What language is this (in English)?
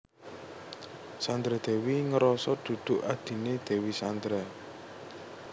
Javanese